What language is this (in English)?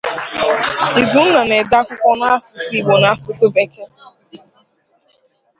Igbo